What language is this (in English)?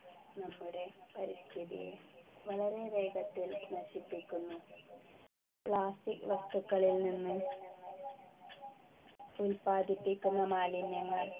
Malayalam